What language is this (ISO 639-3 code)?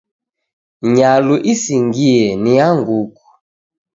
dav